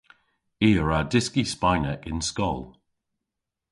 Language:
Cornish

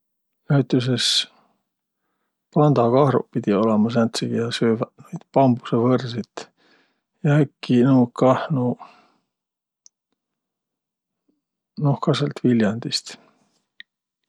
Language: Võro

